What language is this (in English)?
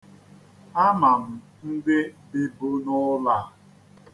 Igbo